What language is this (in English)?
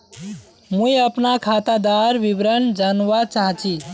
Magahi